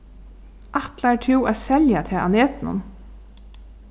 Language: Faroese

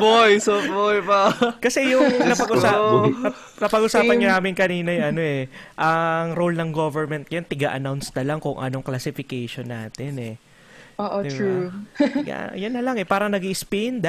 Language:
Filipino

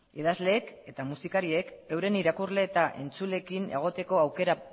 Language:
Basque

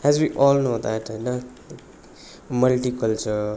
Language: Nepali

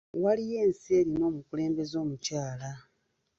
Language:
Ganda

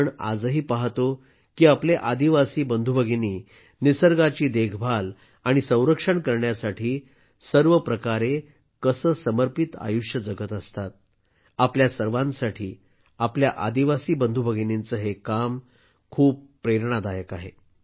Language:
Marathi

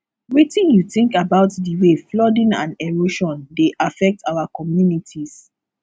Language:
Nigerian Pidgin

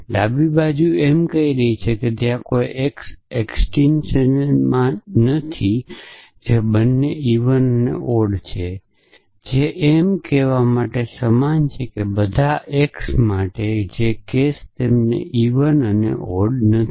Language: Gujarati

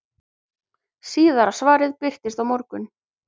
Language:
Icelandic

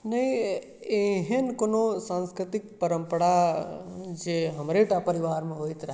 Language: Maithili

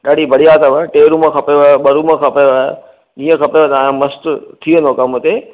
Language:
Sindhi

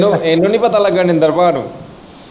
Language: Punjabi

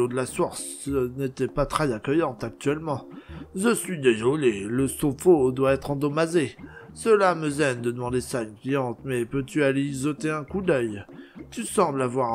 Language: French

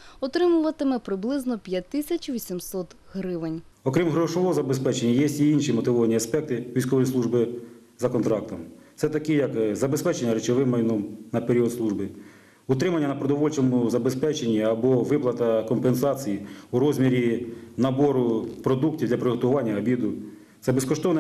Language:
Ukrainian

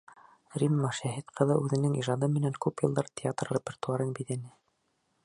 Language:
Bashkir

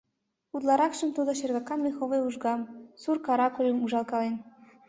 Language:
Mari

